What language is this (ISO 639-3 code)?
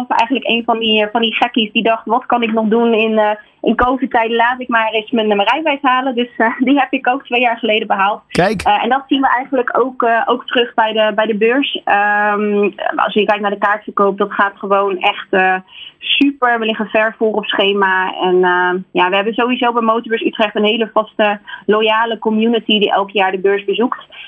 nld